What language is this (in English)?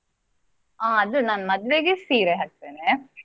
Kannada